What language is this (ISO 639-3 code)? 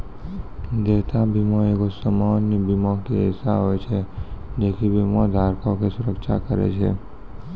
mai